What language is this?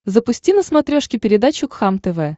Russian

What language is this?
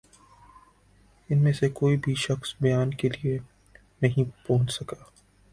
Urdu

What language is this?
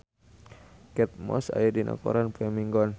Sundanese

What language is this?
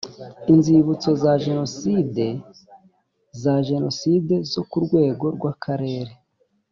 Kinyarwanda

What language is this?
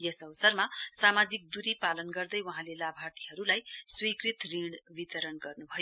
Nepali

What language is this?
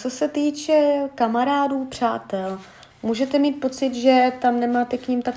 Czech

